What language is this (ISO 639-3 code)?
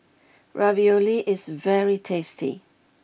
eng